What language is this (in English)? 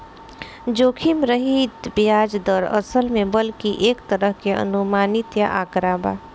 Bhojpuri